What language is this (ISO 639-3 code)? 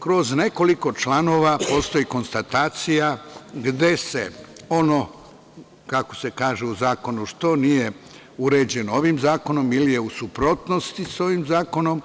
srp